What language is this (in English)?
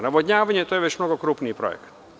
Serbian